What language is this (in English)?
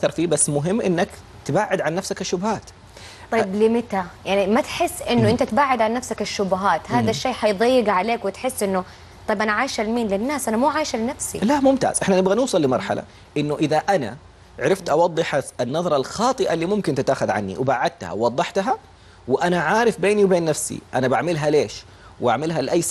Arabic